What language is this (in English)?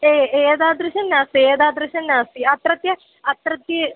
Sanskrit